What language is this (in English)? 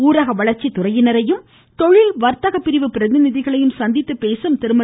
Tamil